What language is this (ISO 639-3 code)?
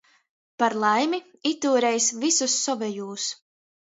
ltg